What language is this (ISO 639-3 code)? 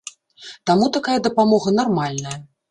bel